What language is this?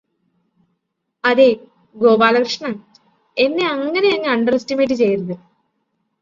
Malayalam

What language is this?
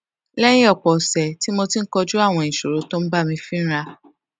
Yoruba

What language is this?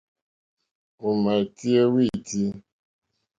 Mokpwe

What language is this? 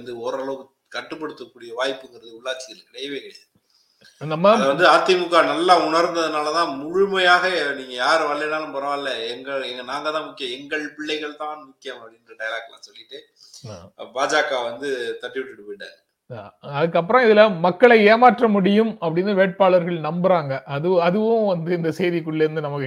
Tamil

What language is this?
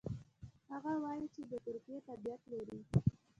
Pashto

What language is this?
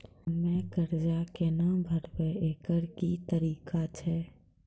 Maithili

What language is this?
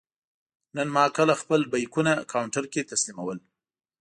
Pashto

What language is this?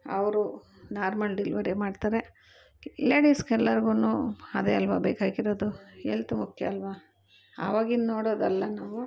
Kannada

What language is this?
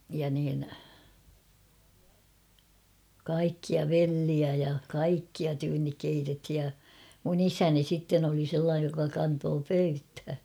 Finnish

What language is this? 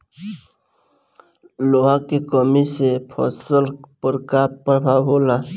Bhojpuri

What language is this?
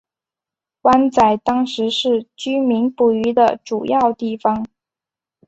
Chinese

